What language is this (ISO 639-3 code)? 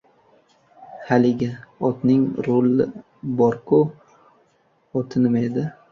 uzb